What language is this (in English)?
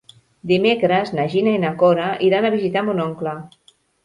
Catalan